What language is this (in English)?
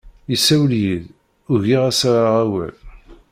Kabyle